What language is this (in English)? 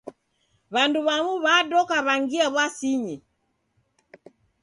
Taita